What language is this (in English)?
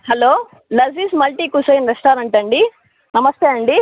Telugu